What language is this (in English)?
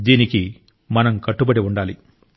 Telugu